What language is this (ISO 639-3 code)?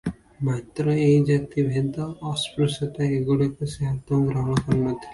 ori